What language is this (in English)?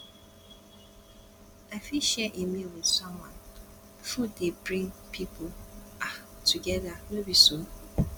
Nigerian Pidgin